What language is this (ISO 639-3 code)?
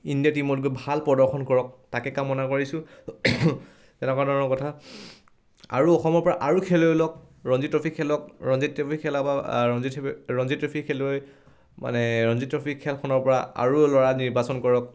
asm